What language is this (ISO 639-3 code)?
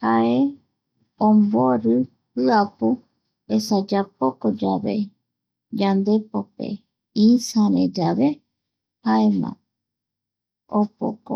gui